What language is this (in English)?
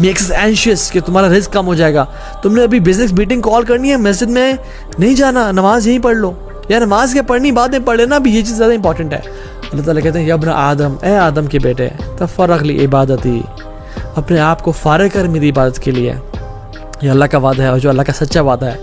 Urdu